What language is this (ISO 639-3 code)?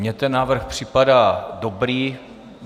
ces